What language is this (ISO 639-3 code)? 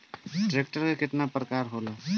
bho